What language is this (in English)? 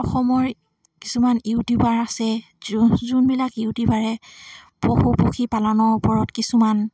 Assamese